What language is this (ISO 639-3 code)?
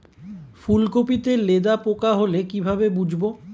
ben